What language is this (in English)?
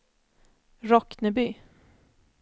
Swedish